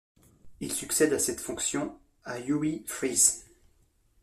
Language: French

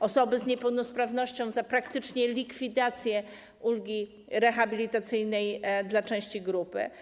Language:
Polish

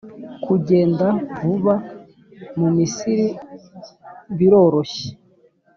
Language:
Kinyarwanda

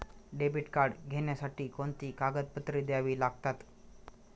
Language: Marathi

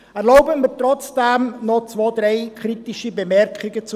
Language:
Swiss German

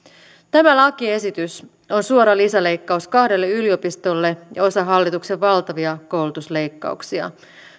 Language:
Finnish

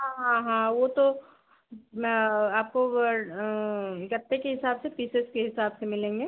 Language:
Hindi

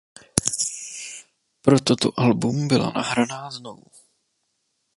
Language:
Czech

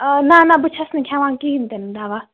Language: Kashmiri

